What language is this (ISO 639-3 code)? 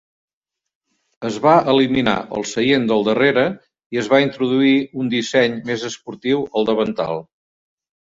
cat